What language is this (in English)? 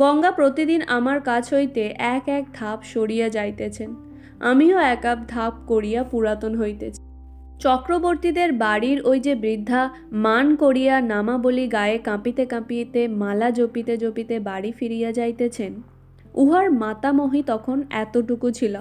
Bangla